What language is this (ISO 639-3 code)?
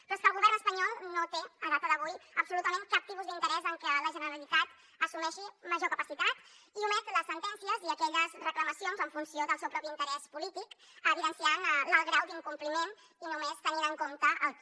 cat